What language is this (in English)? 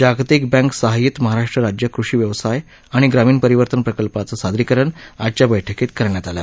Marathi